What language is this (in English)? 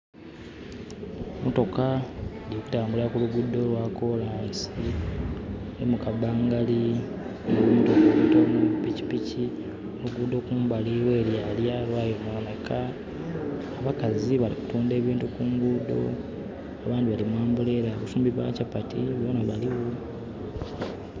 Soga